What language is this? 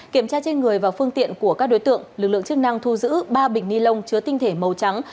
Vietnamese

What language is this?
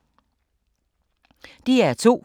Danish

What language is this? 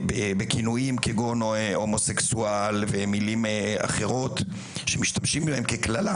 Hebrew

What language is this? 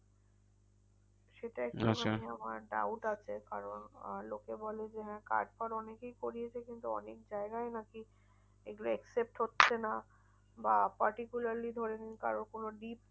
Bangla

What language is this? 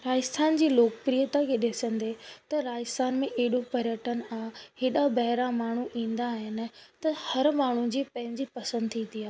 Sindhi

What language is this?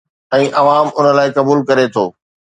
Sindhi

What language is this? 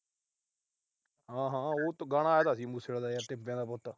Punjabi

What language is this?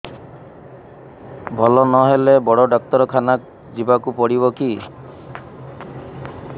Odia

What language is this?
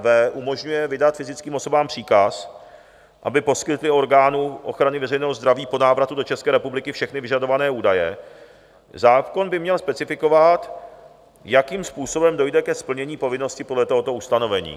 Czech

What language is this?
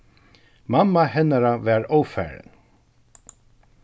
Faroese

